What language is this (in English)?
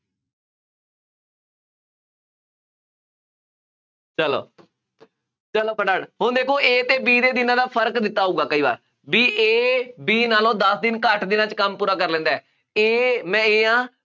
Punjabi